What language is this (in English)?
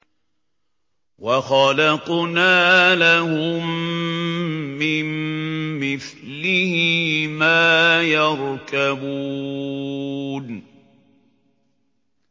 Arabic